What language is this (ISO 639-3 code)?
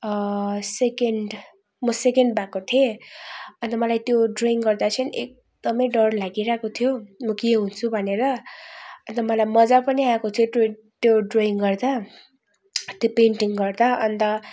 nep